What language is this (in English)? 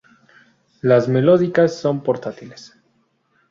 Spanish